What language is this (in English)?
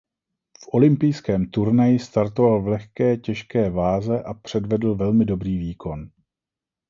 Czech